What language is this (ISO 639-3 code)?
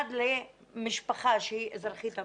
heb